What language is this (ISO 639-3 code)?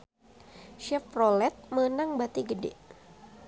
sun